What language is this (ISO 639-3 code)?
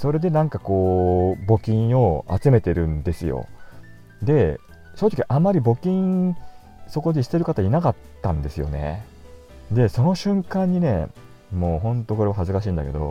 jpn